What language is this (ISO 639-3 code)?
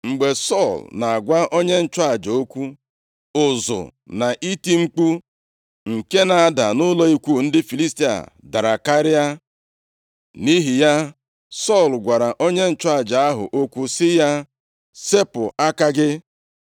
ibo